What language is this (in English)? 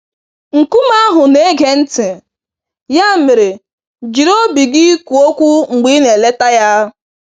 Igbo